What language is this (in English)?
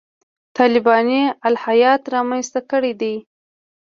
Pashto